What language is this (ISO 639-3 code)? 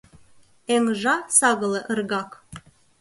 chm